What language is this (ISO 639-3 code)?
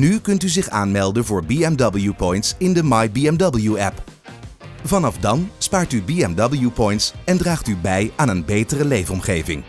nld